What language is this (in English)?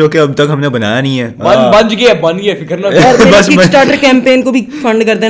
Urdu